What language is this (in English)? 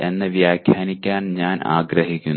Malayalam